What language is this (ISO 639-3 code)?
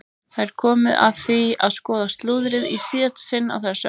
isl